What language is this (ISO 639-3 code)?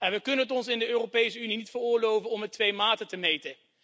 nld